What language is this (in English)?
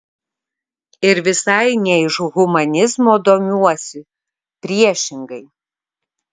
Lithuanian